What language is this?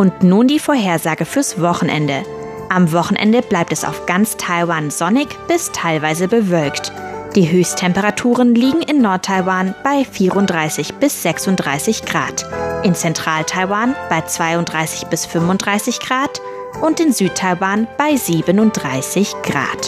German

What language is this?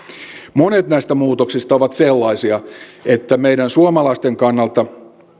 Finnish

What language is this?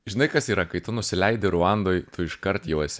Lithuanian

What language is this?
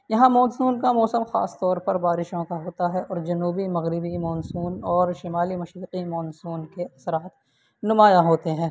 Urdu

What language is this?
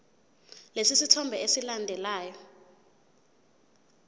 Zulu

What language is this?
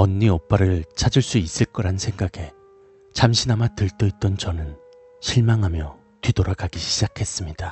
Korean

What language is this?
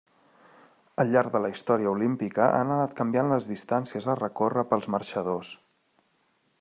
Catalan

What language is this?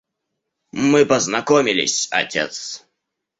Russian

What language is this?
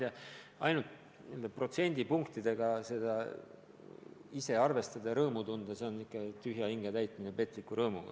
Estonian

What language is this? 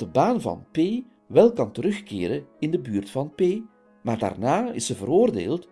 Dutch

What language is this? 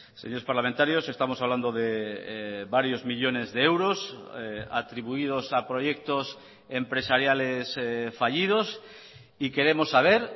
Spanish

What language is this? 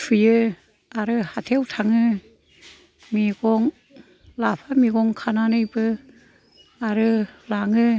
Bodo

